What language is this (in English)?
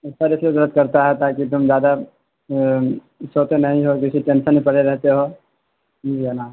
Urdu